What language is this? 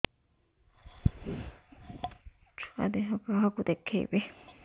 Odia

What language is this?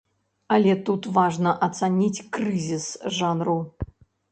Belarusian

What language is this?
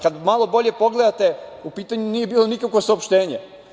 Serbian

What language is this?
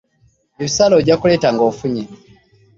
Ganda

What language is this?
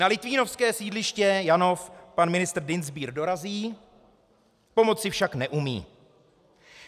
Czech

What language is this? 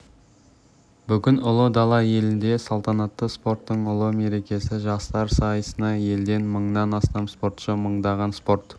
Kazakh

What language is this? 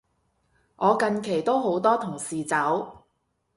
Cantonese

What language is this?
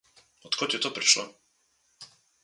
Slovenian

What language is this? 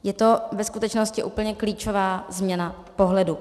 Czech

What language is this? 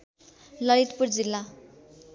Nepali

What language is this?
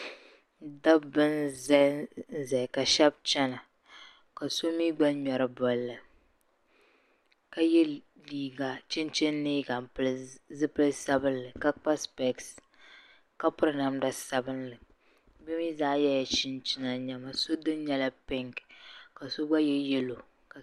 Dagbani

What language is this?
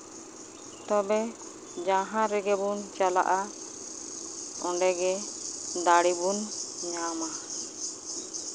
Santali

